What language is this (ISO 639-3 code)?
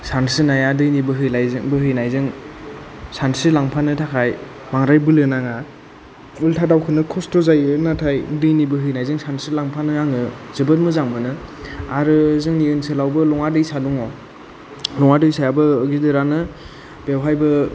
brx